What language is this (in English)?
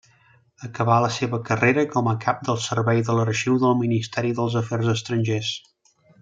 Catalan